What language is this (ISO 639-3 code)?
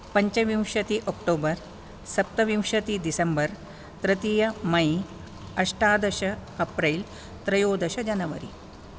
san